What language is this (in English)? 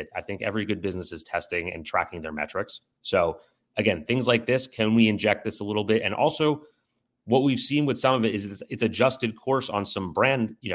English